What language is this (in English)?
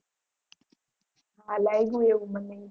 Gujarati